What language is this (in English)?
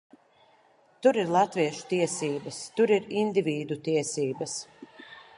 Latvian